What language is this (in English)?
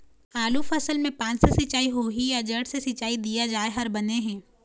Chhattisgarhi